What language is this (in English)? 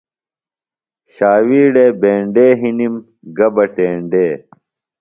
Phalura